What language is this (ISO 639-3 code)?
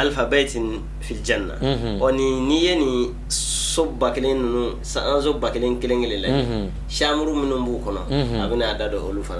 ind